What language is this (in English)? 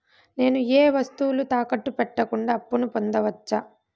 Telugu